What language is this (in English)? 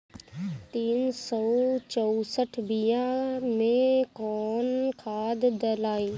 Bhojpuri